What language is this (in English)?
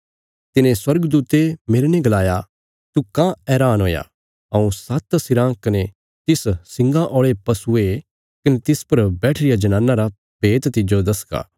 Bilaspuri